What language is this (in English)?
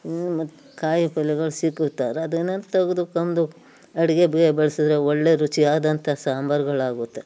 Kannada